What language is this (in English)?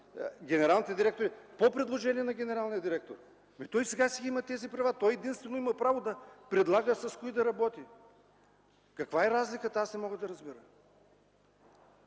Bulgarian